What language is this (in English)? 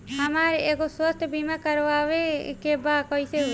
Bhojpuri